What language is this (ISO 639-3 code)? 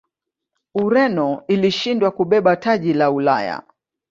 swa